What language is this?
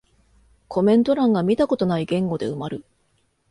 Japanese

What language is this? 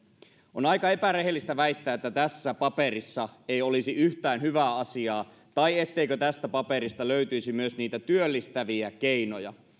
Finnish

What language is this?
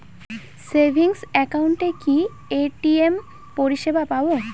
Bangla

